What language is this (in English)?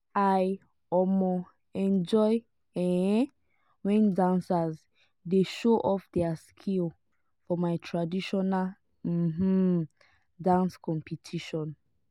Nigerian Pidgin